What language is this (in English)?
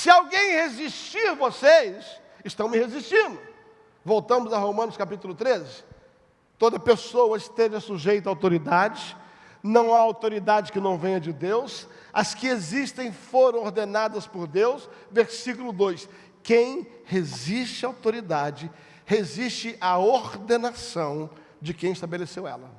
Portuguese